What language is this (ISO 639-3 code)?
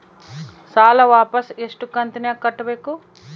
kan